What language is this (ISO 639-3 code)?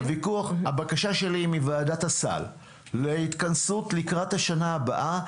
heb